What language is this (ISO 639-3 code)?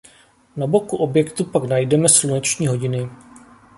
ces